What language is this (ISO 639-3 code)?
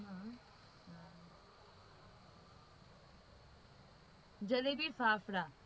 guj